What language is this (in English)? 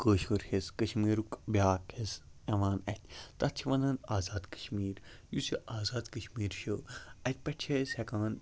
Kashmiri